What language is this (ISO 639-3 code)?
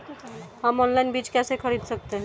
hin